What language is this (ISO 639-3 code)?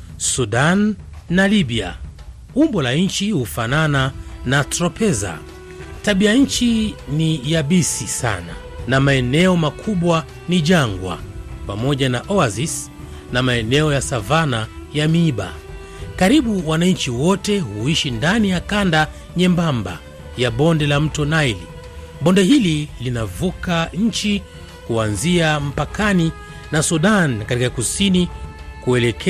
swa